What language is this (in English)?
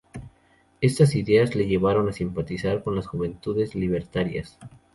Spanish